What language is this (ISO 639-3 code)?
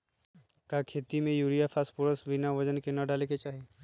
mag